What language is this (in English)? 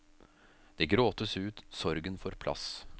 Norwegian